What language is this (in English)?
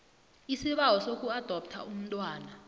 South Ndebele